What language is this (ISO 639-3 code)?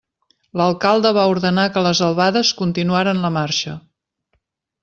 cat